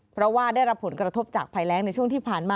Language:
Thai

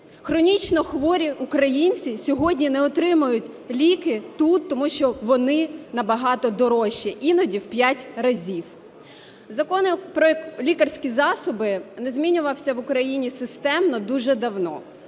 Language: Ukrainian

